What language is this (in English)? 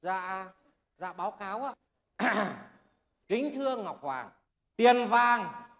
Vietnamese